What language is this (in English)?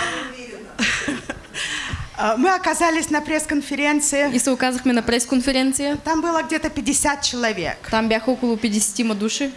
Russian